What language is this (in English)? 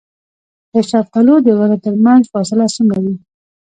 Pashto